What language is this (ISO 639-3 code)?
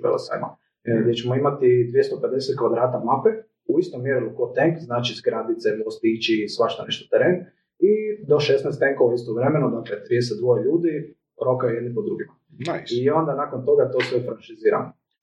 hrv